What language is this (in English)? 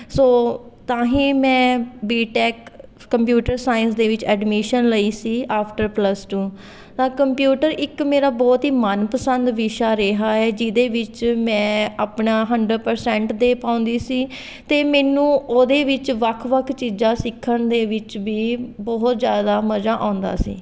Punjabi